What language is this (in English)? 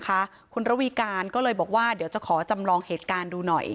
Thai